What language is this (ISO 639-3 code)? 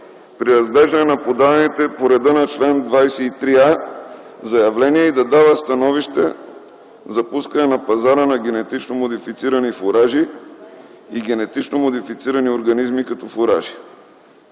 bul